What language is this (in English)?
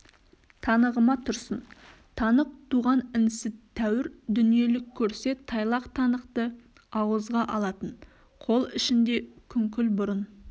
Kazakh